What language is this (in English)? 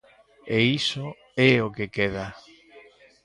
Galician